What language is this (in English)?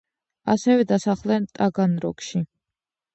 Georgian